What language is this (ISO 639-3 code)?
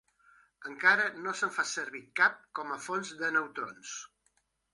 cat